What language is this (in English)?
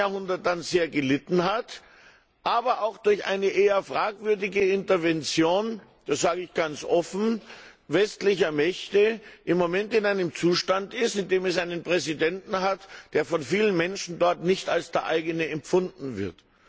German